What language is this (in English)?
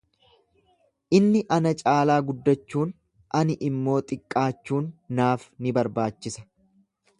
Oromo